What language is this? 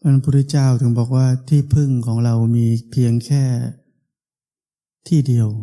Thai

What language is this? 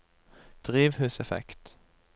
Norwegian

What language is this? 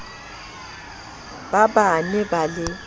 Southern Sotho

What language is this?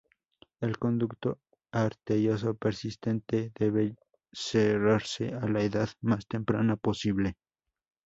Spanish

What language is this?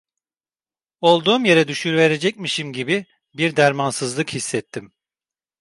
Turkish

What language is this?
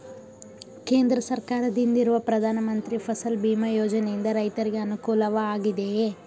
Kannada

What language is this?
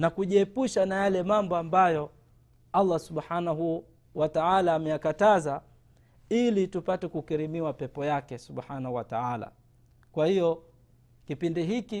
Swahili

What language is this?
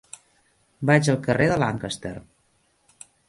Catalan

